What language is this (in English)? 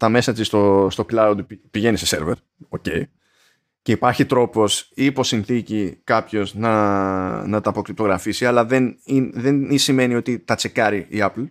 Greek